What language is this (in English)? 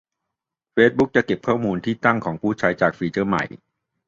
Thai